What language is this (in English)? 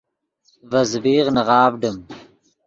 Yidgha